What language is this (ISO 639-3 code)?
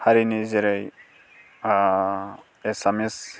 brx